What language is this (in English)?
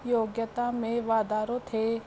Sindhi